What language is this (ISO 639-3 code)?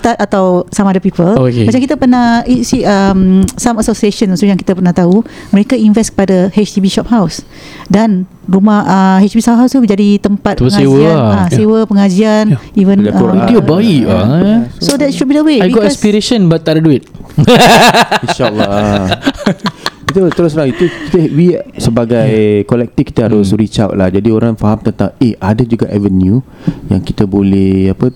msa